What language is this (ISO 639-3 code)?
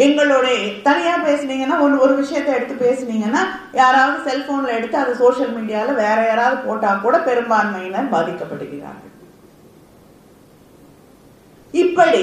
tam